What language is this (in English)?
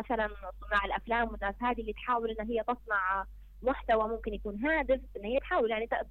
Arabic